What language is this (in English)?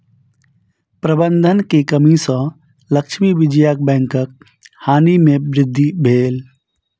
Maithili